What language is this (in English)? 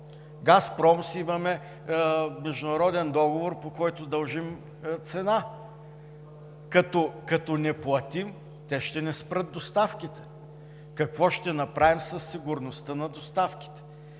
Bulgarian